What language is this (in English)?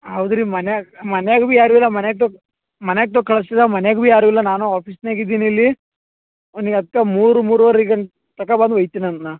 Kannada